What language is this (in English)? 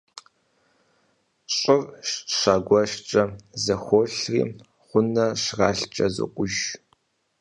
Kabardian